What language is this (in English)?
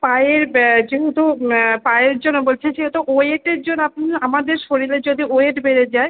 Bangla